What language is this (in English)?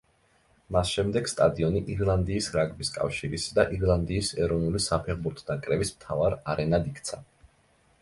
Georgian